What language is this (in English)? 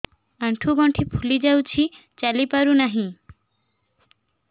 Odia